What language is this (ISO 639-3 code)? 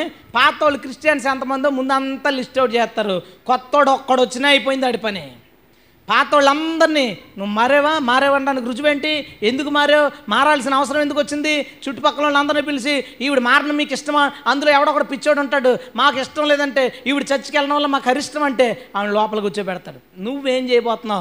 tel